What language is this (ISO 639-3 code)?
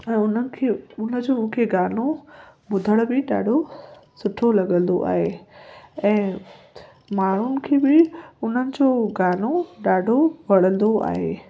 snd